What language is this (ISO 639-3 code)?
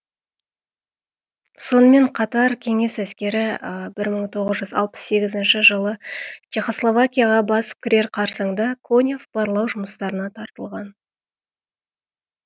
kaz